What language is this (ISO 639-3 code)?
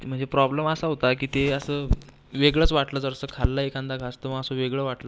mar